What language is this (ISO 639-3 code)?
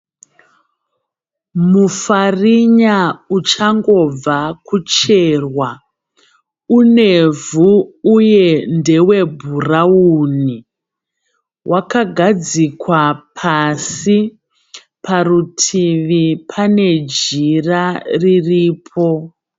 sna